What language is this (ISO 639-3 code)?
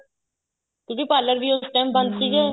pan